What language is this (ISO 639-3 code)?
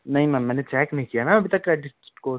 hin